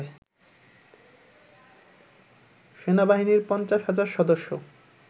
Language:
Bangla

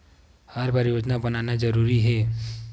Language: Chhattisgarhi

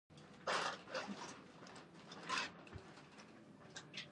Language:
Pashto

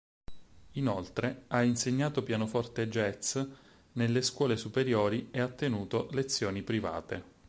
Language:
Italian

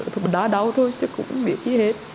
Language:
Vietnamese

